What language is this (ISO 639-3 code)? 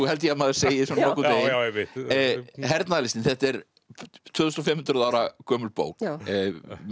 isl